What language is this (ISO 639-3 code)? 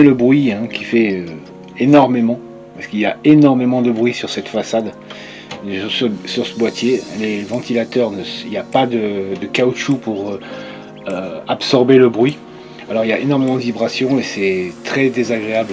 fra